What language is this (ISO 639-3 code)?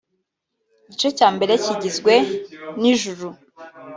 kin